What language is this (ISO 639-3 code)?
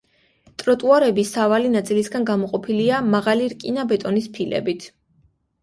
kat